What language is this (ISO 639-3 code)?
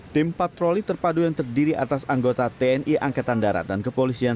ind